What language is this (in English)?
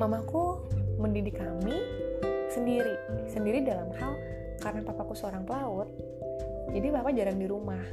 Indonesian